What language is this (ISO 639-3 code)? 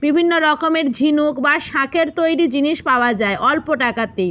ben